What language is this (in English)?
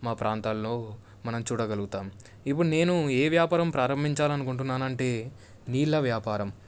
Telugu